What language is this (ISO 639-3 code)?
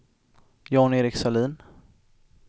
swe